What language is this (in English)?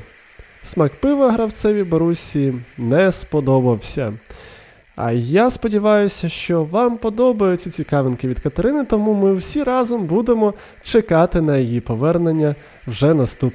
Ukrainian